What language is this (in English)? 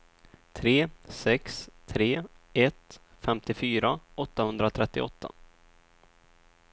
Swedish